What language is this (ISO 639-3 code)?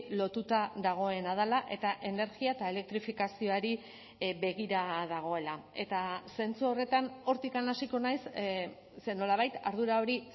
eus